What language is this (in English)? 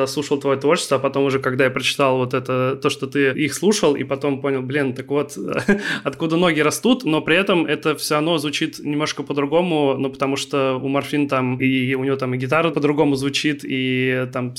Russian